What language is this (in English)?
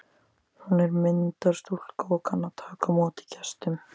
Icelandic